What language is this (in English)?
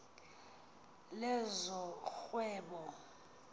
Xhosa